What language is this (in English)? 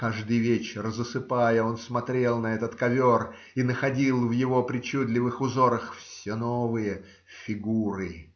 Russian